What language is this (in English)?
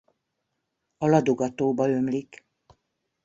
Hungarian